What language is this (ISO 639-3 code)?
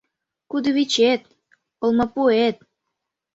chm